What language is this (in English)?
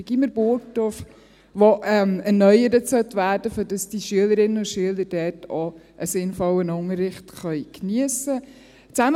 Swiss German